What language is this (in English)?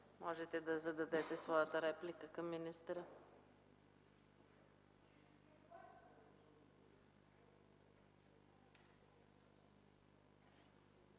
Bulgarian